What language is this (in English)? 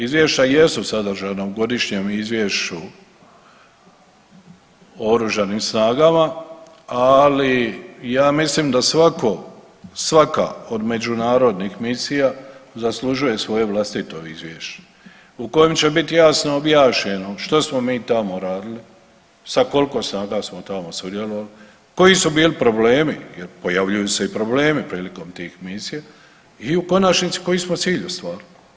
Croatian